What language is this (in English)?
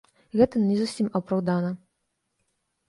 Belarusian